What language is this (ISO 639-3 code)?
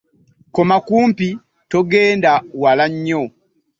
lug